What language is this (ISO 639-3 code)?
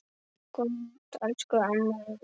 isl